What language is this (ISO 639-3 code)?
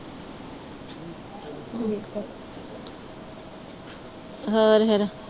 pan